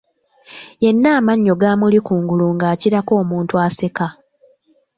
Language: Ganda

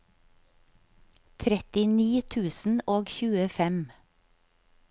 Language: Norwegian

